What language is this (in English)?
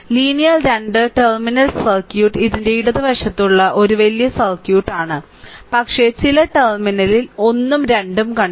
Malayalam